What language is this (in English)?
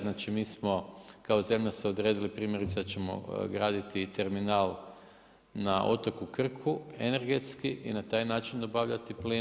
Croatian